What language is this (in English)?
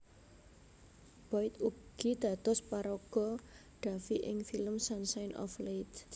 Javanese